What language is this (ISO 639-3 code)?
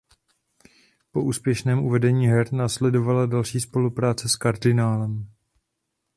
ces